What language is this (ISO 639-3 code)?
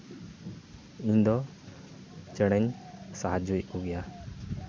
sat